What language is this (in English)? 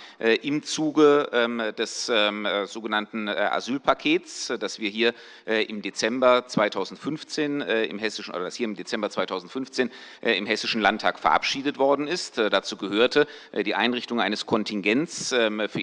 German